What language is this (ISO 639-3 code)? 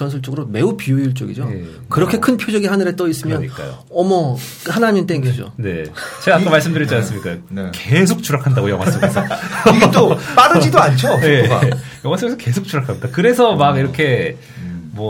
kor